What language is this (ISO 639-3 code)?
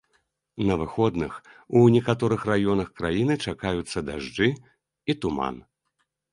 bel